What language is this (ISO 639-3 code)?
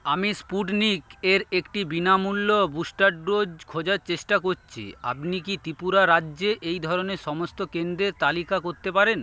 ben